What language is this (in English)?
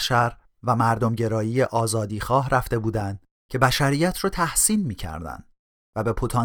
Persian